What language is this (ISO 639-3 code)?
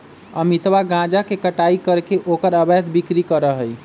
mag